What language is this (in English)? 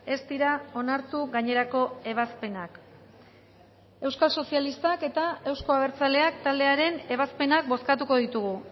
Basque